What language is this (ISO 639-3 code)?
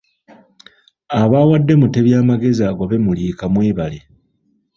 lug